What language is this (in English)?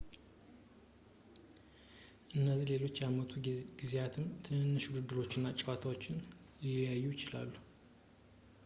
Amharic